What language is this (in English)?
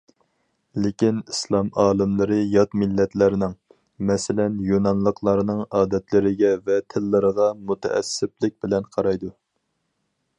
Uyghur